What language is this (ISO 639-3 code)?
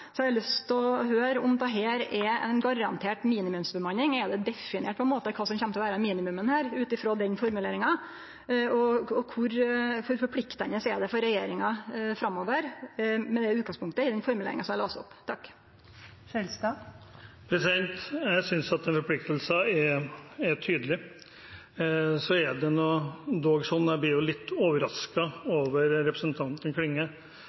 nor